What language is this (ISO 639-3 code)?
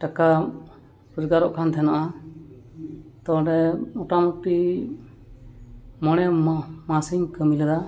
sat